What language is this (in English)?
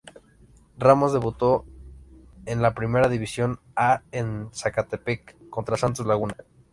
Spanish